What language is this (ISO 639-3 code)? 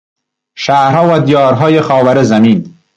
fas